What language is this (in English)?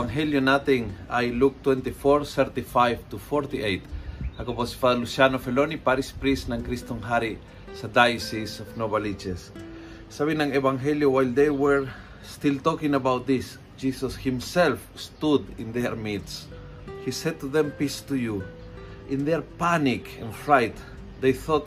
Filipino